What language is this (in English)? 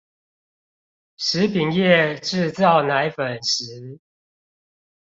Chinese